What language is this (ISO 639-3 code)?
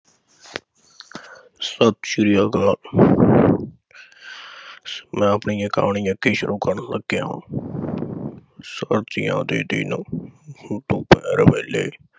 pan